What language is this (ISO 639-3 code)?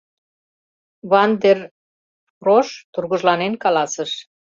chm